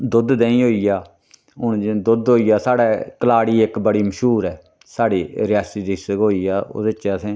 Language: Dogri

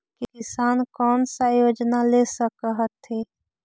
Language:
Magahi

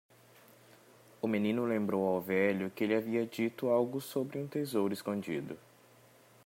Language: Portuguese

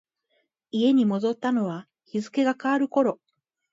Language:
Japanese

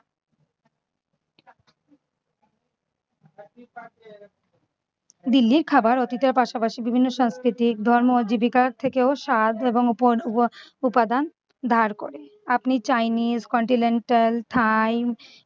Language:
Bangla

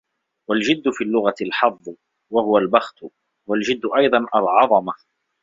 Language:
Arabic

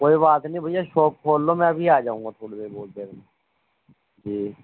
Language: Urdu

